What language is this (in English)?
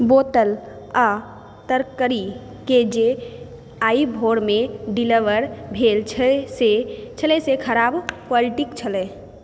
Maithili